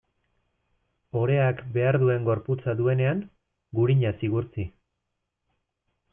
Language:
Basque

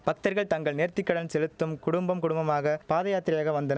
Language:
Tamil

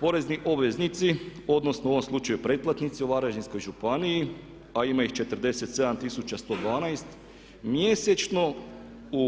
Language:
Croatian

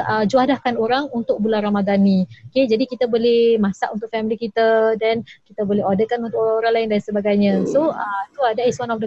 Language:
Malay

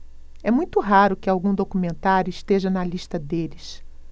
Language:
Portuguese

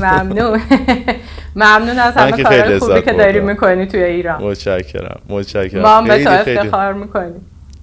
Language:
Persian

